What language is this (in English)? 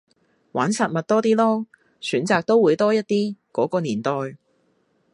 Cantonese